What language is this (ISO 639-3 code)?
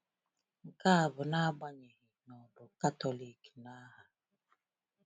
ibo